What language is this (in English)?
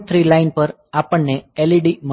Gujarati